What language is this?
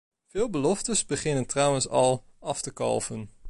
Dutch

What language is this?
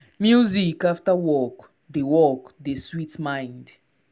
Nigerian Pidgin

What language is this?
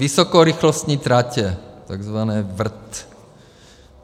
Czech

